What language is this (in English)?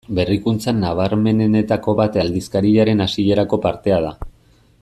Basque